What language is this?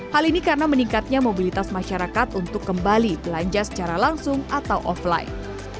Indonesian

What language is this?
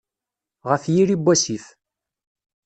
Kabyle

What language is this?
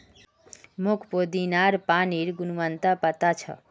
Magahi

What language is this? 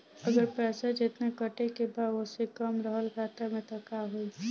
Bhojpuri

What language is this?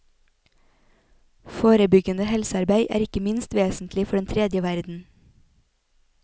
Norwegian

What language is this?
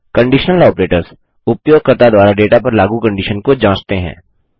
Hindi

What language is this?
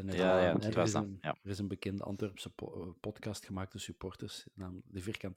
Dutch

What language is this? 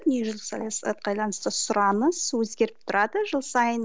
Kazakh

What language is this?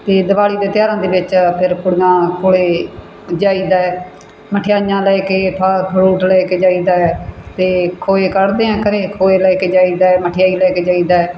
Punjabi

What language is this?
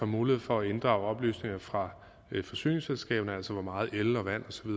Danish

